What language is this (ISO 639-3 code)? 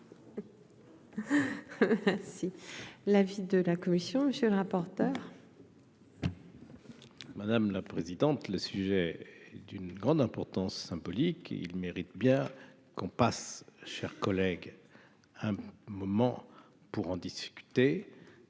fra